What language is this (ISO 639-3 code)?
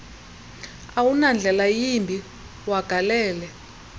xho